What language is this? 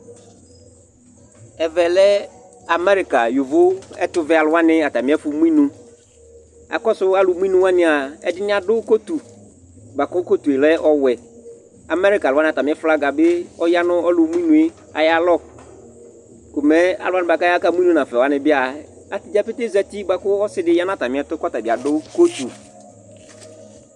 Ikposo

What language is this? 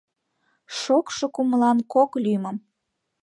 Mari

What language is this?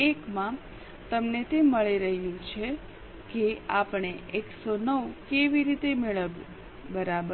Gujarati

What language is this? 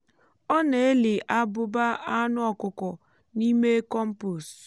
Igbo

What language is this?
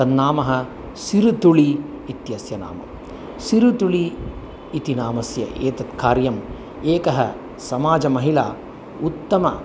Sanskrit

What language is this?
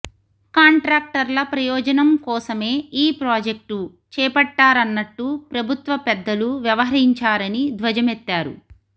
Telugu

